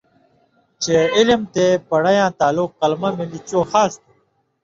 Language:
Indus Kohistani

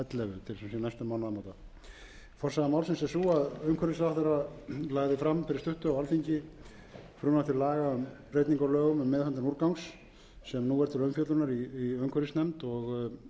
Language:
Icelandic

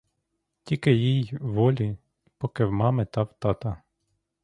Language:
Ukrainian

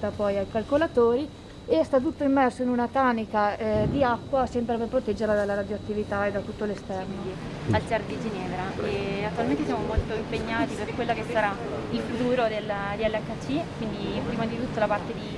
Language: Italian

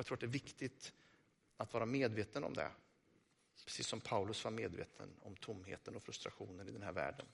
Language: Swedish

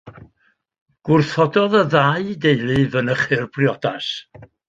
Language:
Welsh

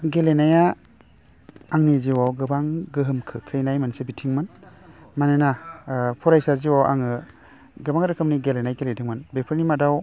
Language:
Bodo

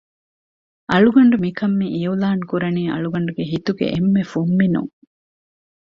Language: Divehi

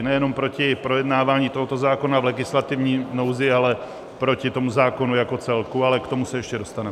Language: Czech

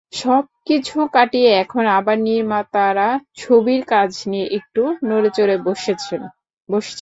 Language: Bangla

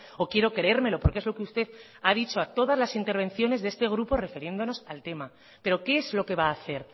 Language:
Spanish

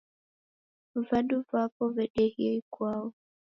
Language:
Taita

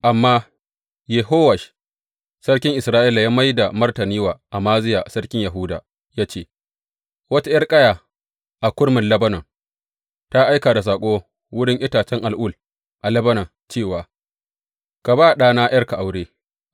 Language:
Hausa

